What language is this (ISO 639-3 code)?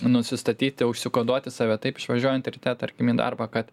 lit